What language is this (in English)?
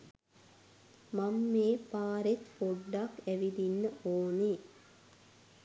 Sinhala